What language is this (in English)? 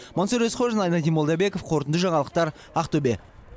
Kazakh